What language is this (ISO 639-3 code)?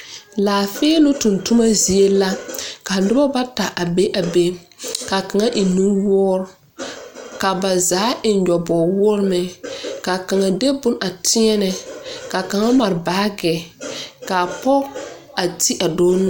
dga